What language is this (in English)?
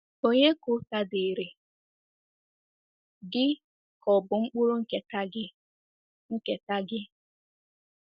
Igbo